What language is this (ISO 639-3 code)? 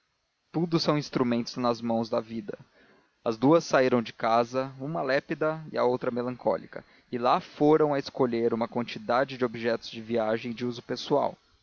por